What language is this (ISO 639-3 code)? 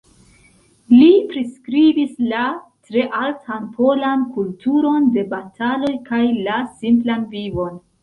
epo